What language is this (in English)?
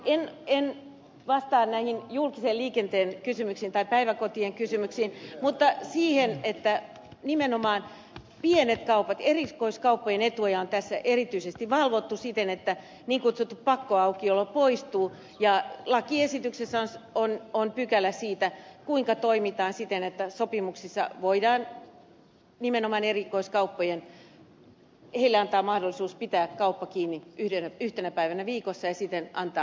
Finnish